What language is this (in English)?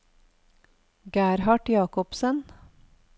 Norwegian